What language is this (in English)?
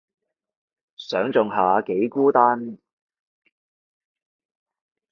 Cantonese